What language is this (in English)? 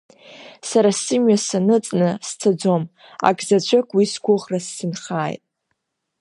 Abkhazian